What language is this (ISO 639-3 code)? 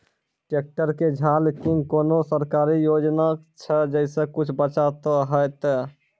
mai